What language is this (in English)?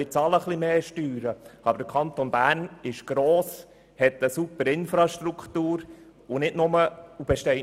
Swiss German